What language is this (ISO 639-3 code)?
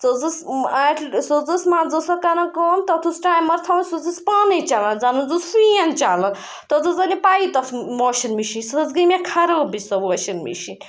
kas